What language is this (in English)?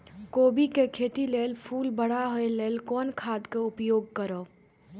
Maithili